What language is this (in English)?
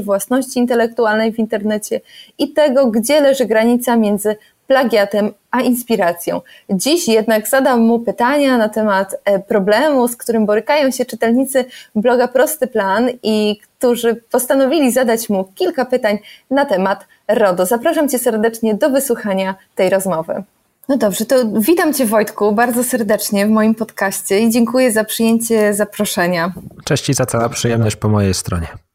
Polish